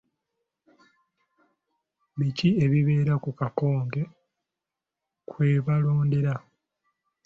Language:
Ganda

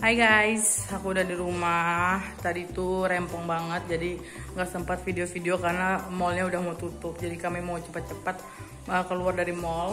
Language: Indonesian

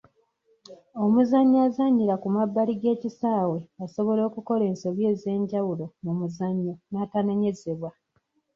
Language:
Ganda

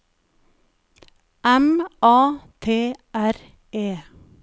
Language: Norwegian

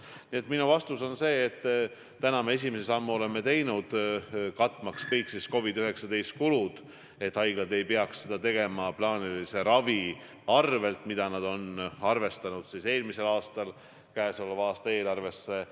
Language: Estonian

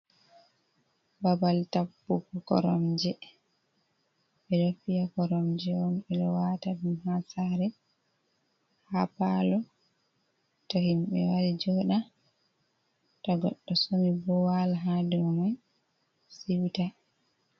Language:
Fula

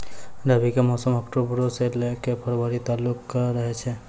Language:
Maithili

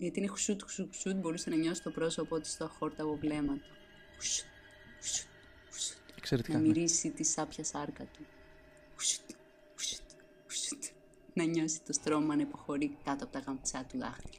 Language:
Greek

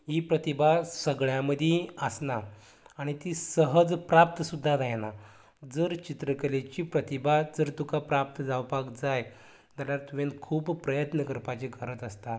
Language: Konkani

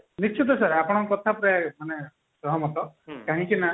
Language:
Odia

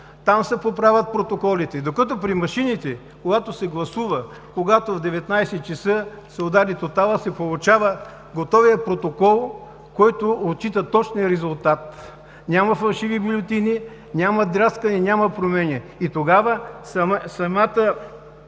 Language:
Bulgarian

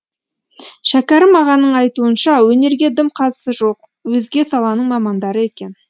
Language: Kazakh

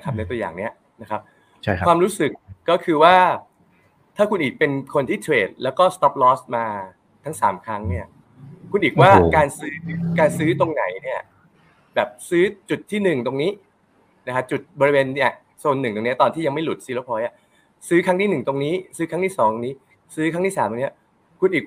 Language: Thai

